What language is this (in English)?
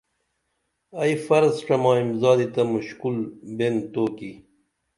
Dameli